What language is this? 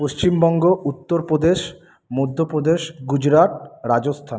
Bangla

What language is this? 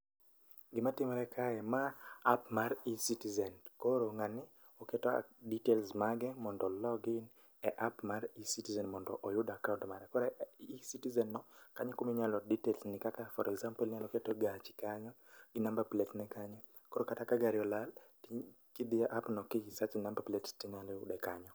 Luo (Kenya and Tanzania)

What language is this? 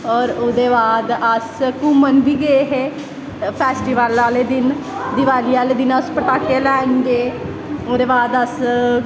Dogri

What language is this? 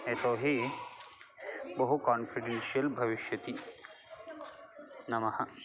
Sanskrit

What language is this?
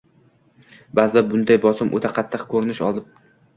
Uzbek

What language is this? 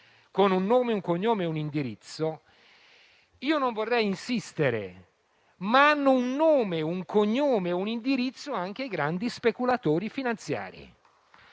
Italian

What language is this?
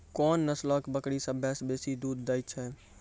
Maithili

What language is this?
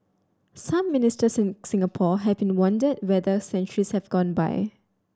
English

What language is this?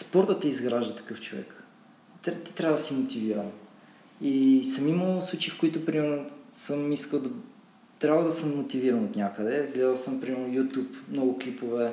Bulgarian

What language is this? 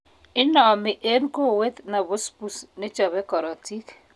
Kalenjin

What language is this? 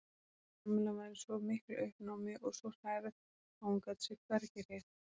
Icelandic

